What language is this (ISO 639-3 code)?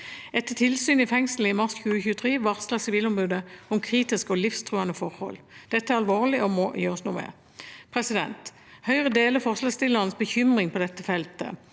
nor